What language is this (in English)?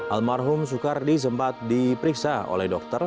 Indonesian